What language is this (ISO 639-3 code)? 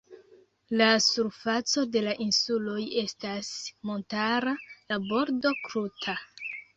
epo